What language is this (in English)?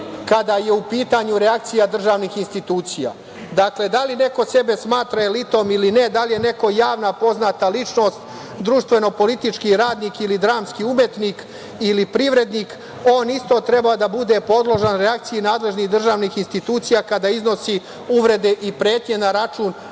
Serbian